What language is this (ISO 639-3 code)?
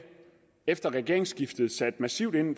dan